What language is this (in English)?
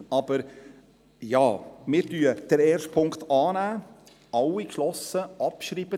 Swiss German